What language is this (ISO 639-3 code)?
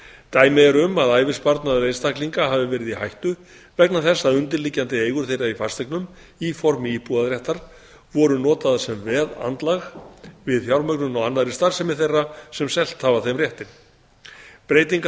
isl